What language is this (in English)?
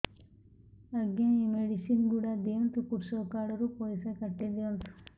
Odia